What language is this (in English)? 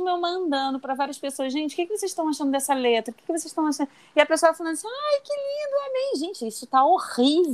Portuguese